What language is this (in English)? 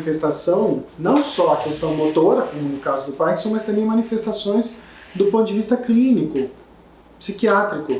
Portuguese